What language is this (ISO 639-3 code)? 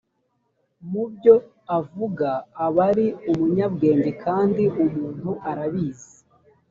kin